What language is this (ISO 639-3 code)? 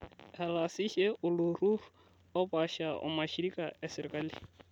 mas